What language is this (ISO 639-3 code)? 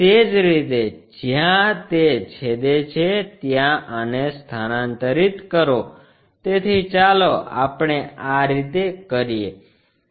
guj